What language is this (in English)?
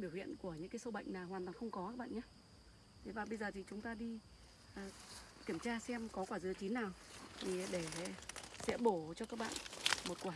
Vietnamese